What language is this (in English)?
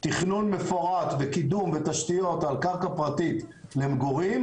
Hebrew